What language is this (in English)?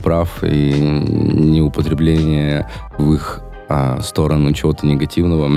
Russian